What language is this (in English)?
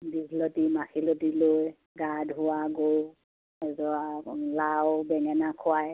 Assamese